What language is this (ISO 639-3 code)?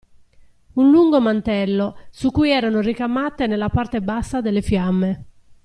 ita